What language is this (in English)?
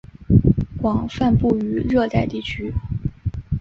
Chinese